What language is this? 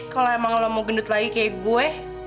Indonesian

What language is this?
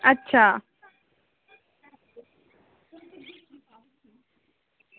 Dogri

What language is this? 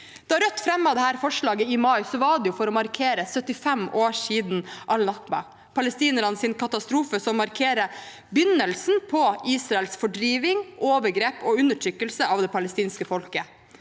Norwegian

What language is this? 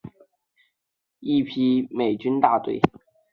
Chinese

